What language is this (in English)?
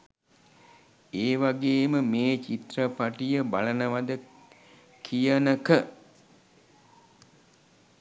Sinhala